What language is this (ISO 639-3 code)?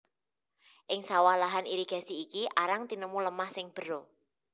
jav